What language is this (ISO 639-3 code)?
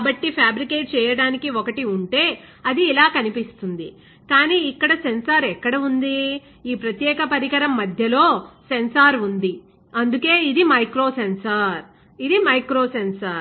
tel